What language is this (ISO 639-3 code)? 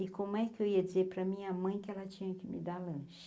por